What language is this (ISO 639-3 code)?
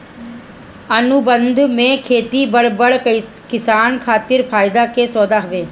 bho